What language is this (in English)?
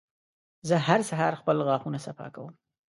Pashto